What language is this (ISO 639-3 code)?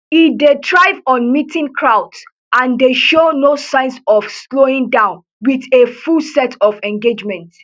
pcm